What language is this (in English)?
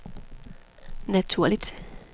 Danish